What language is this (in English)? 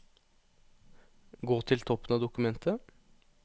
Norwegian